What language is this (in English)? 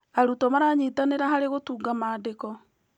Kikuyu